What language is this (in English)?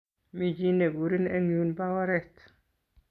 Kalenjin